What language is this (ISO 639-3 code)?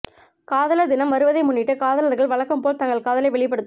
tam